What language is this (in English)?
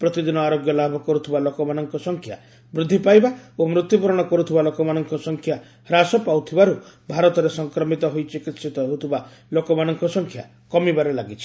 Odia